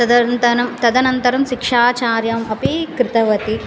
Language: Sanskrit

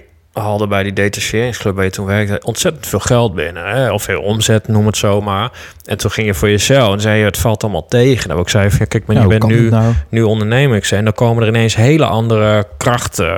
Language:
Dutch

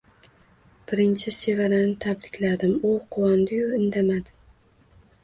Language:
Uzbek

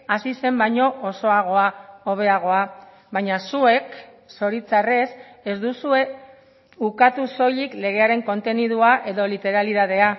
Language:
Basque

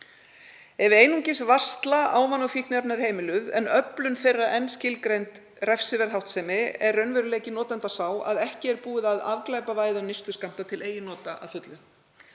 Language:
Icelandic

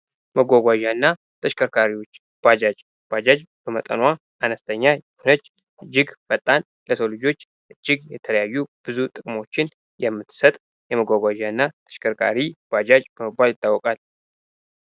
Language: Amharic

